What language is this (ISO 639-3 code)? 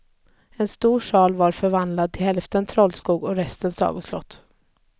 swe